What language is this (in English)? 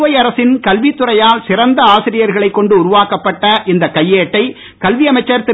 Tamil